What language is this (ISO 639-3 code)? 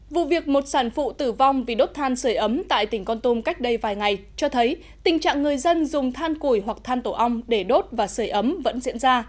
vie